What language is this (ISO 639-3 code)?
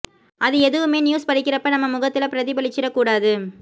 tam